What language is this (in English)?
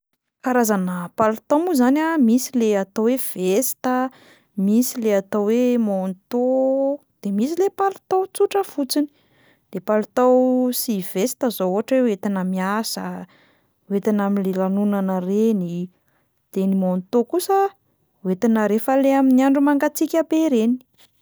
Malagasy